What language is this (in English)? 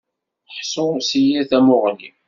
Kabyle